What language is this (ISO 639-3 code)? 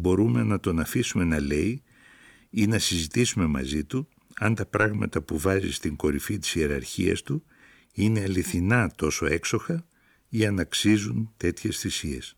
ell